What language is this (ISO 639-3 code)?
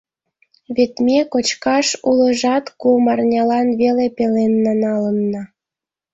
chm